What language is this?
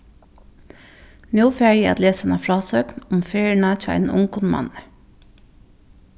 Faroese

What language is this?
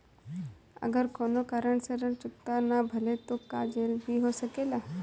Bhojpuri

